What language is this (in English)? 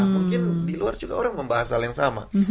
Indonesian